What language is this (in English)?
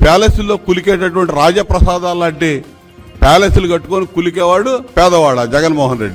Telugu